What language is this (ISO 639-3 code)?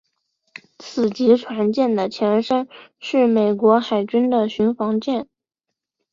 zho